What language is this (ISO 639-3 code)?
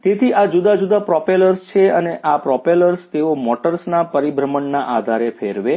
guj